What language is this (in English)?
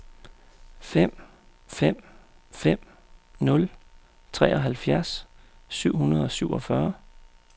Danish